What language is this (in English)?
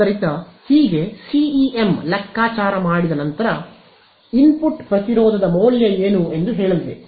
Kannada